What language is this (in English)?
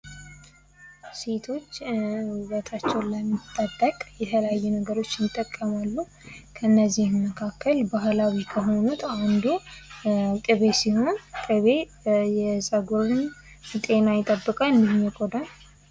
Amharic